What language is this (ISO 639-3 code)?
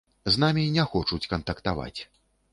bel